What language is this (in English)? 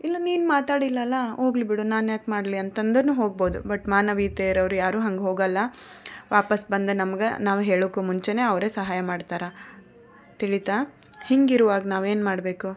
Kannada